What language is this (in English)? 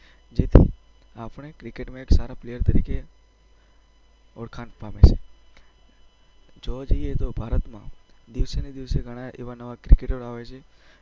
Gujarati